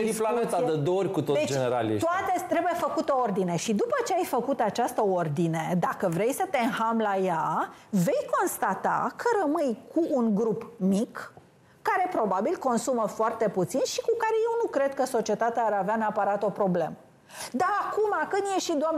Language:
Romanian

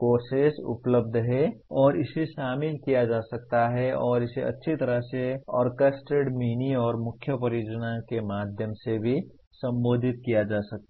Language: Hindi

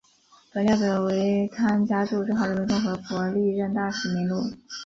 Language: Chinese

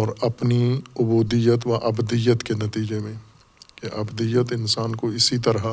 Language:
Urdu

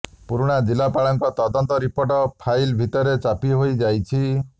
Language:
Odia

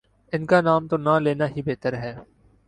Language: Urdu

